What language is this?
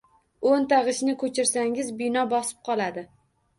Uzbek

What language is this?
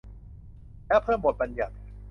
Thai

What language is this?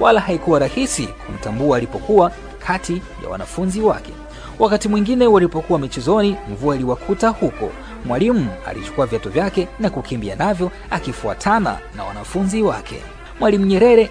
Swahili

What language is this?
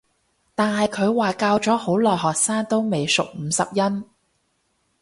Cantonese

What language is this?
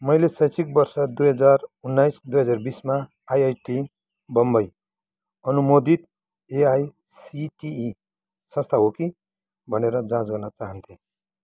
Nepali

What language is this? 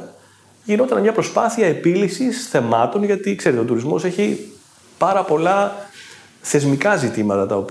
Greek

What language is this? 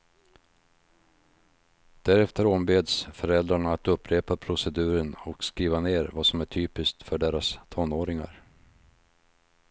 Swedish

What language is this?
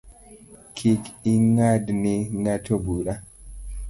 Luo (Kenya and Tanzania)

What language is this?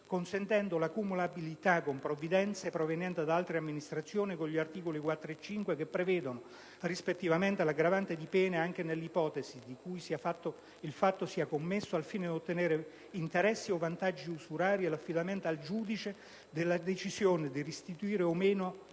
Italian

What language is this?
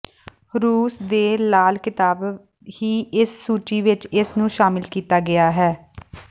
Punjabi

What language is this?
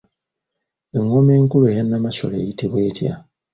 Ganda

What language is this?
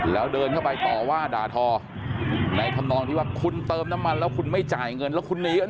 Thai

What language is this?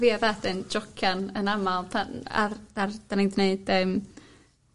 Welsh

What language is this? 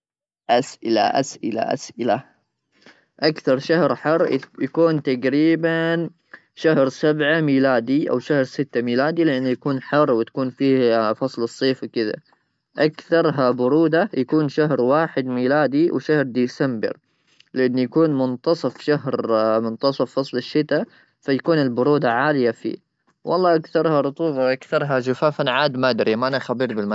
Gulf Arabic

